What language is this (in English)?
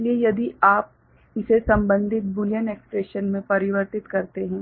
Hindi